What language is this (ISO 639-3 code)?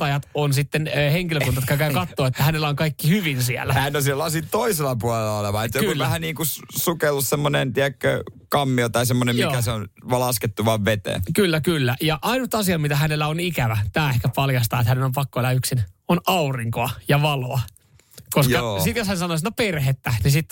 fin